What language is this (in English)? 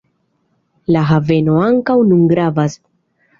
Esperanto